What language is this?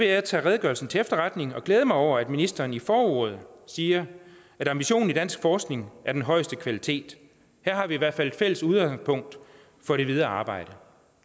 Danish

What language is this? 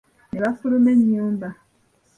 Ganda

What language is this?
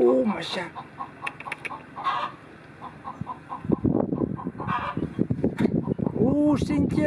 Dutch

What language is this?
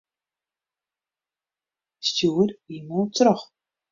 Western Frisian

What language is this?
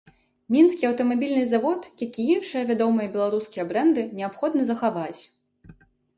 Belarusian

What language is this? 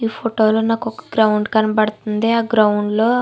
Telugu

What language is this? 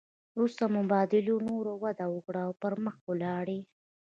Pashto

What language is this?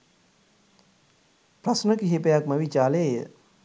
Sinhala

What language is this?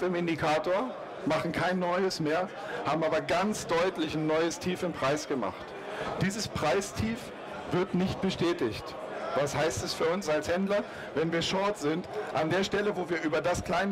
German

